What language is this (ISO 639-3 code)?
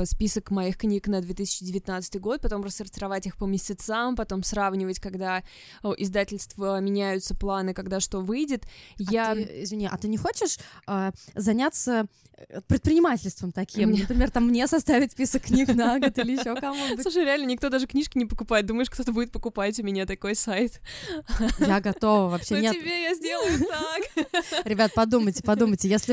rus